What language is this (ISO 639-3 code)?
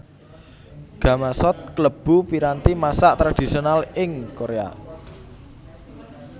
jav